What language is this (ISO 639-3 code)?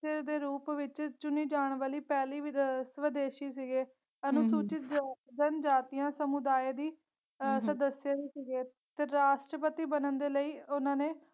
pan